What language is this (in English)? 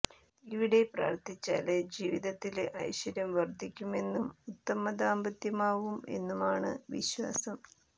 Malayalam